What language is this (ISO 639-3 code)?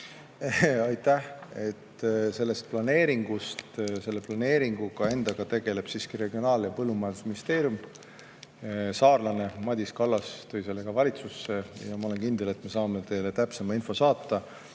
est